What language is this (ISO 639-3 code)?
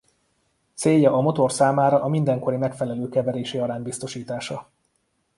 hun